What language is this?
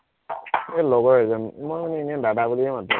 Assamese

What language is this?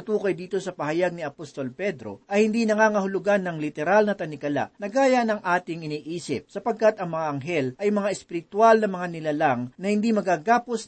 Filipino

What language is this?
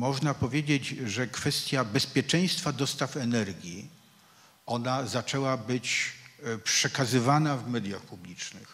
Polish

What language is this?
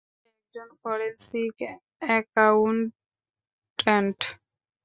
Bangla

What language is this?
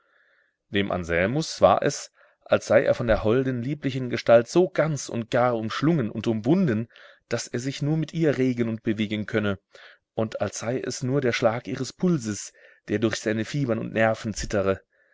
German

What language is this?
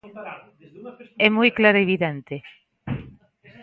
Galician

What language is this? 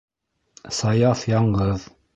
Bashkir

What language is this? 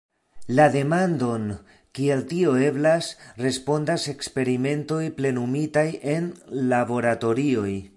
Esperanto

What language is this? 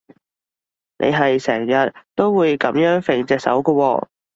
Cantonese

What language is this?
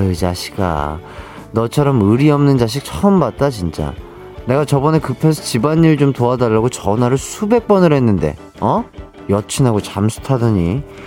Korean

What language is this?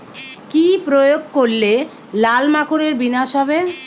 Bangla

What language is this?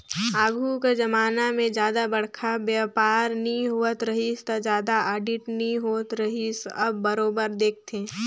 Chhattisgarhi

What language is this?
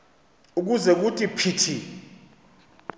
Xhosa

